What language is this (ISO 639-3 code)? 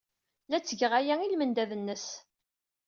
kab